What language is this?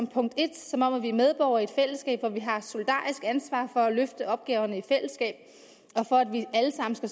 Danish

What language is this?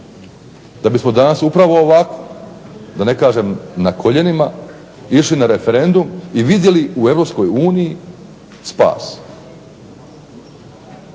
Croatian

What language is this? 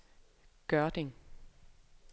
Danish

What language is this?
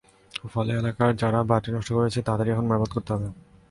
Bangla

